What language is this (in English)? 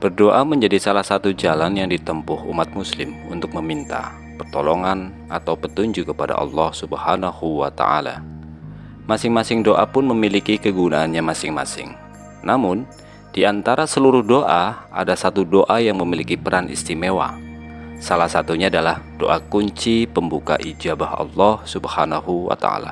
Indonesian